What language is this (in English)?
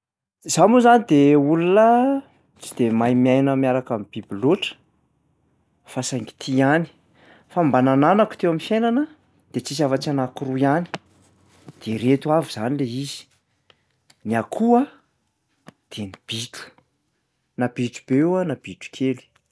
Malagasy